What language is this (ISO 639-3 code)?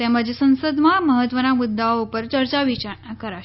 guj